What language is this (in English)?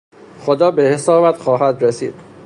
Persian